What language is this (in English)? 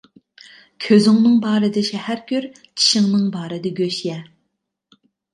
Uyghur